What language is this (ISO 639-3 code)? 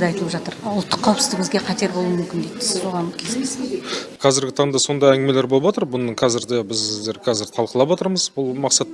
tur